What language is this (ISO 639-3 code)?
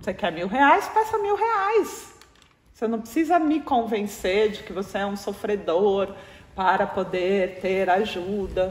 por